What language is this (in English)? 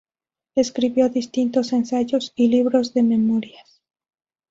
Spanish